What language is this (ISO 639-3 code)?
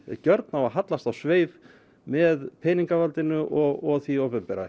isl